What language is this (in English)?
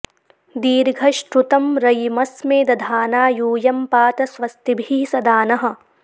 Sanskrit